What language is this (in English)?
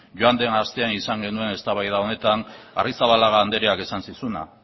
Basque